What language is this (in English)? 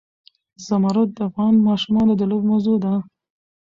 Pashto